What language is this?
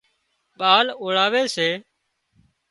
Wadiyara Koli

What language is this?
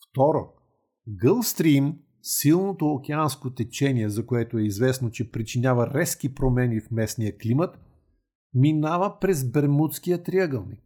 Bulgarian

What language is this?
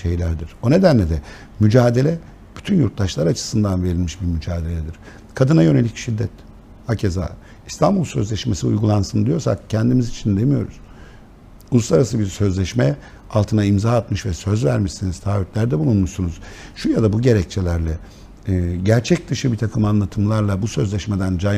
Turkish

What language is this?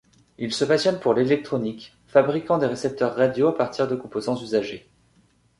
French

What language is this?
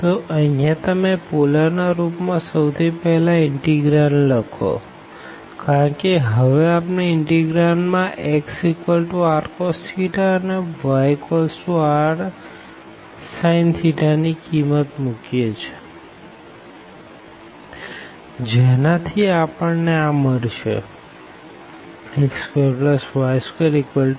Gujarati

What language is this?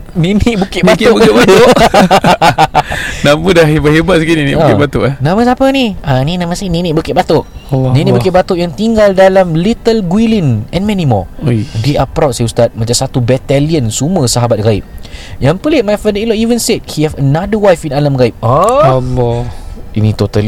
Malay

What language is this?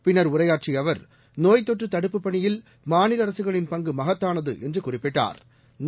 Tamil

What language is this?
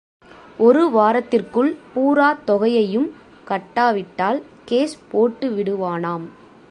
Tamil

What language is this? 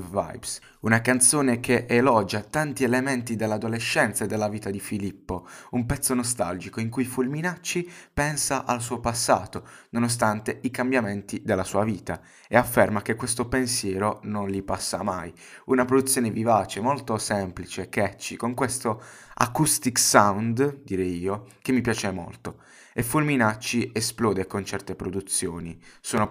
Italian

